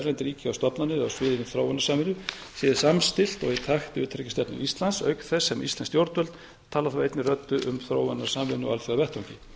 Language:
Icelandic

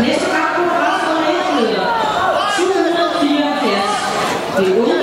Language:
Danish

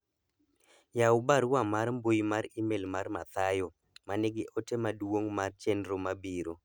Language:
Luo (Kenya and Tanzania)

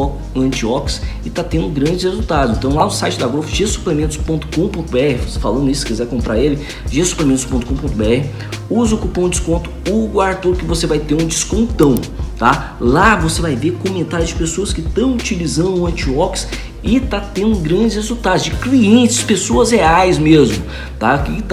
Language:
Portuguese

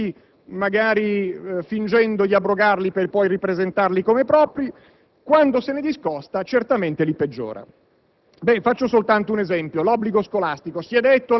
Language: Italian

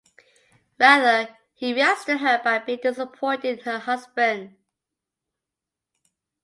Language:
English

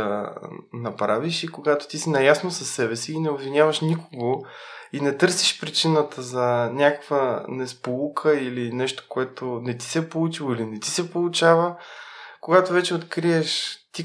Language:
Bulgarian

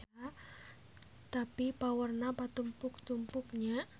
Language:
Sundanese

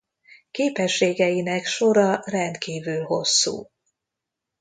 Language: Hungarian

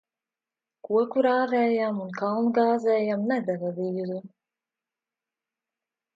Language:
Latvian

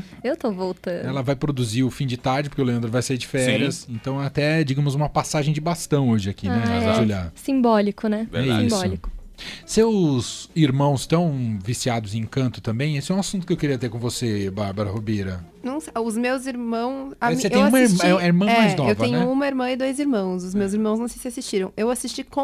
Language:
Portuguese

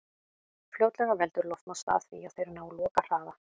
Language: Icelandic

